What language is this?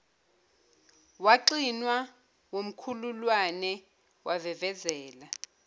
Zulu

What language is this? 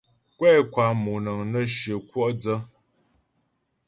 Ghomala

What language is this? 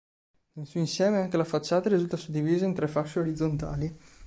Italian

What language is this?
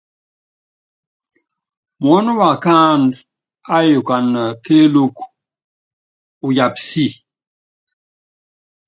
Yangben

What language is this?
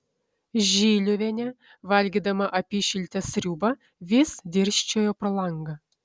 Lithuanian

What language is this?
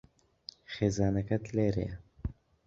Central Kurdish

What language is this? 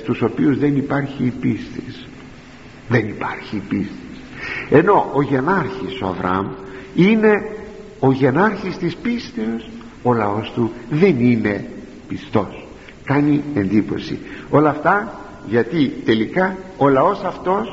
Greek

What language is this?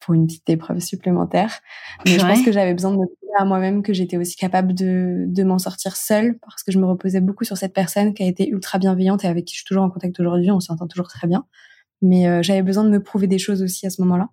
French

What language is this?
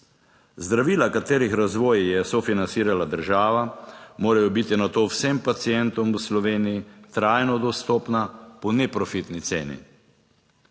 Slovenian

